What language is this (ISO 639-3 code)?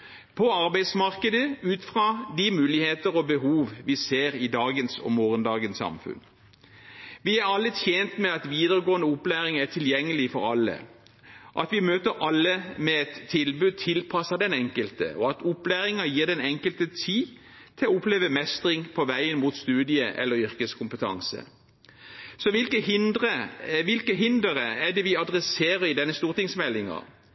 nob